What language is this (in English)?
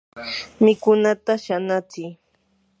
Yanahuanca Pasco Quechua